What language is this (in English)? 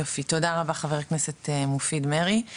Hebrew